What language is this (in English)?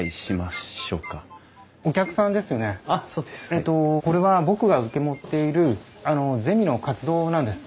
Japanese